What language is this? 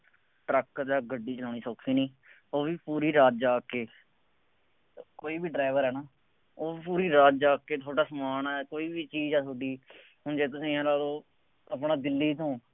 Punjabi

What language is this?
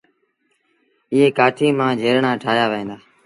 Sindhi Bhil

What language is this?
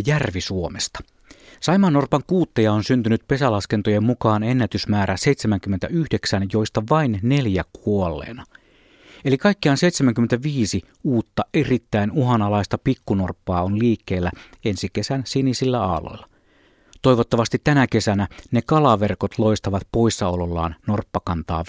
Finnish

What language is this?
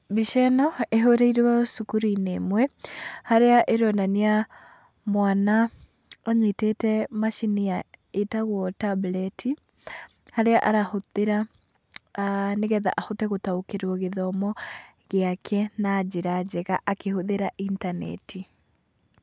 Kikuyu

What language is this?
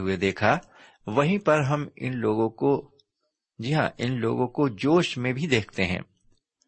Urdu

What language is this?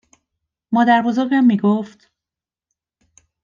Persian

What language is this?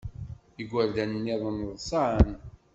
Kabyle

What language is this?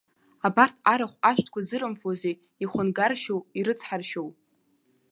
Abkhazian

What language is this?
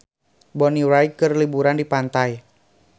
Sundanese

